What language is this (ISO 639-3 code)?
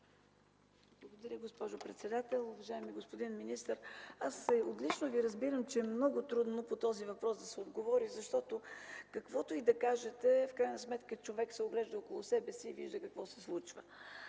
bul